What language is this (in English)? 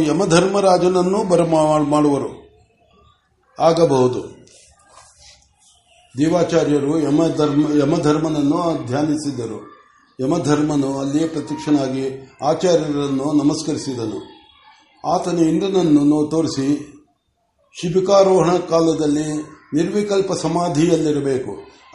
Kannada